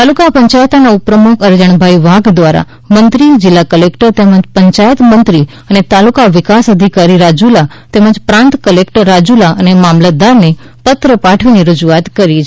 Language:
Gujarati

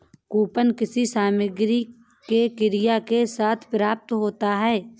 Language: Hindi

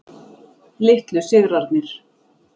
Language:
Icelandic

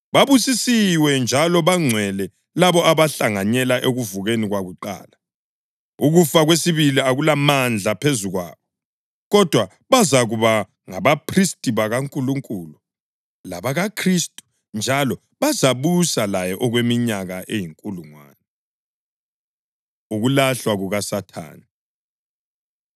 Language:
North Ndebele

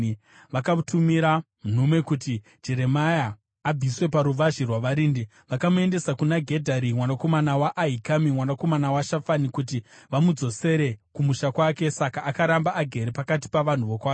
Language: Shona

